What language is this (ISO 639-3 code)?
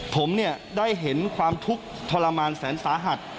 tha